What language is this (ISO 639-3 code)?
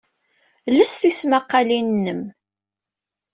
kab